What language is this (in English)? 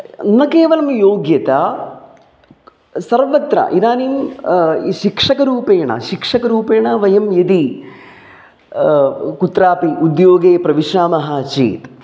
Sanskrit